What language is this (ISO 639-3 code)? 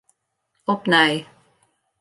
fry